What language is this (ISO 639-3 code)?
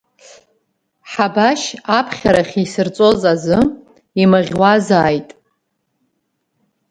abk